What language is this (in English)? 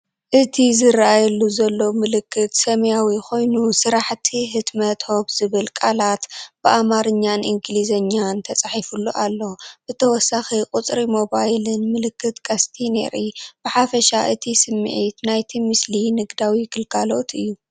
Tigrinya